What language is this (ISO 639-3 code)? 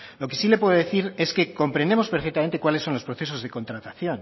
spa